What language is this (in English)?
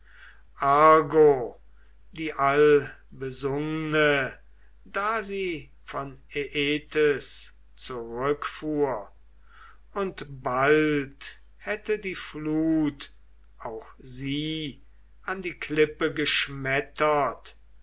German